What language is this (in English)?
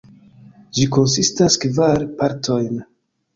Esperanto